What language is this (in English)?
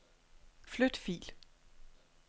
Danish